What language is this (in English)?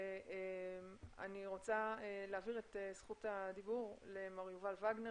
Hebrew